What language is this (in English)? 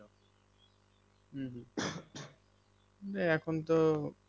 Bangla